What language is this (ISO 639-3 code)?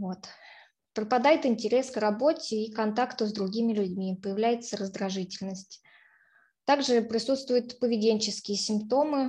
rus